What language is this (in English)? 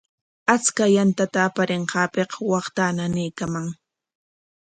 Corongo Ancash Quechua